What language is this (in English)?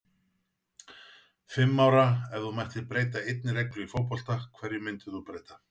Icelandic